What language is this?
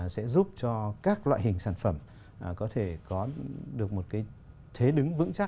Vietnamese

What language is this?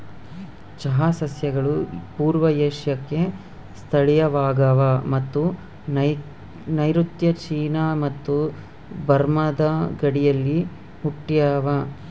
Kannada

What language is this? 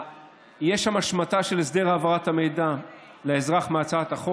Hebrew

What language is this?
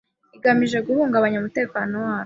Kinyarwanda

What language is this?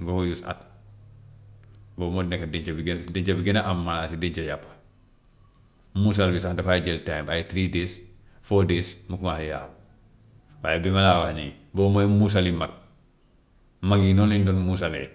Gambian Wolof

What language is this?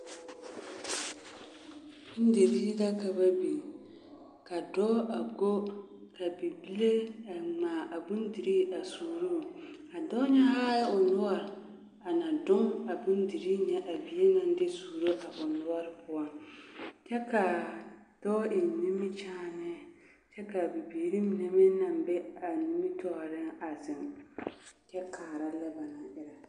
Southern Dagaare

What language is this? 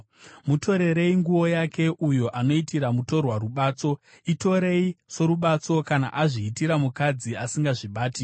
Shona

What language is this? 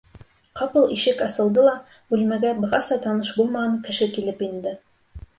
Bashkir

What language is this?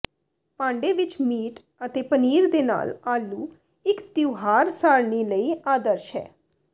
Punjabi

